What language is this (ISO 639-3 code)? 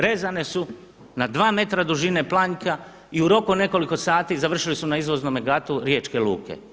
hrv